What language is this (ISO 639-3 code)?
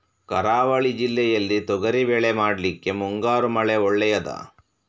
kan